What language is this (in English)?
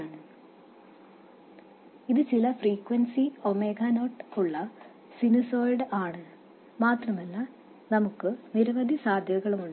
Malayalam